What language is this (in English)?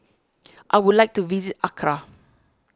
English